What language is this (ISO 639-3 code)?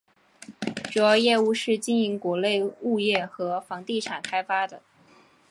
zho